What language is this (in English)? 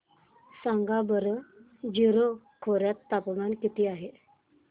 Marathi